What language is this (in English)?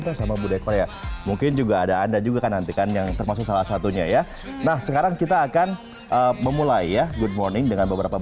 Indonesian